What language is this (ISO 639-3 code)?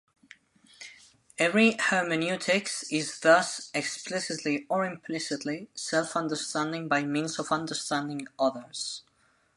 eng